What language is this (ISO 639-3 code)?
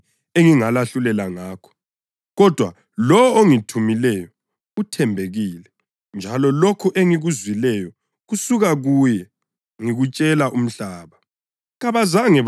nde